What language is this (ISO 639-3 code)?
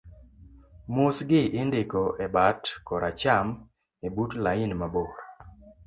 luo